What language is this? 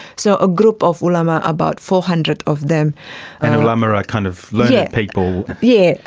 English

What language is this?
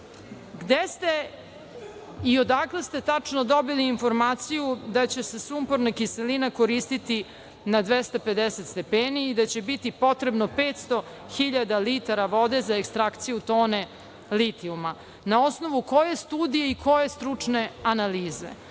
Serbian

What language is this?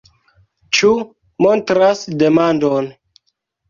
Esperanto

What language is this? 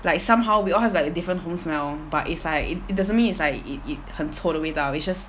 English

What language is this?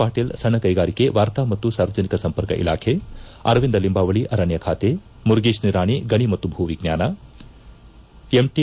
Kannada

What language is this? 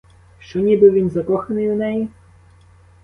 Ukrainian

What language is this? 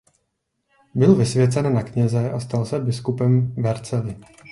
Czech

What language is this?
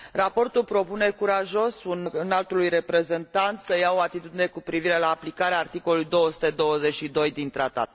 Romanian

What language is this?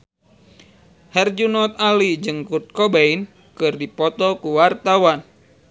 Sundanese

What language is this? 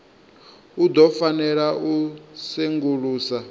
Venda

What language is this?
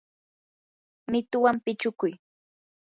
Yanahuanca Pasco Quechua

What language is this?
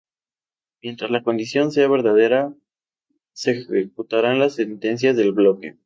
Spanish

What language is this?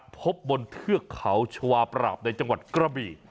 Thai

